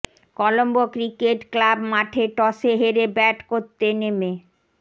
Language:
Bangla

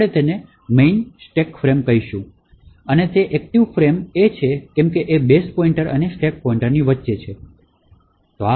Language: Gujarati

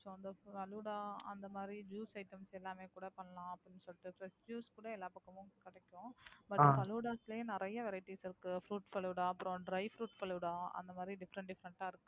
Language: Tamil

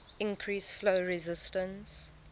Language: English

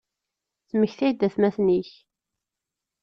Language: Kabyle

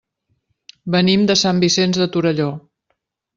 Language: Catalan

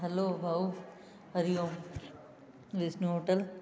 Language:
Sindhi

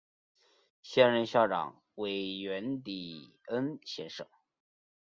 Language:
Chinese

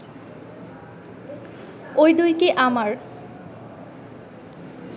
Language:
Bangla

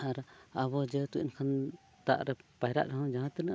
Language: Santali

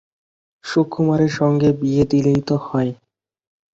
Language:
Bangla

